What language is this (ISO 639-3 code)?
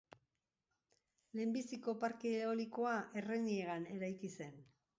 eus